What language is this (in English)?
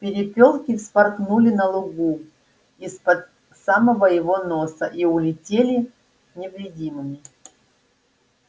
Russian